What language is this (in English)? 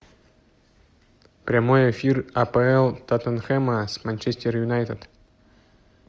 Russian